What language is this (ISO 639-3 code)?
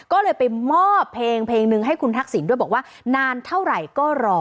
tha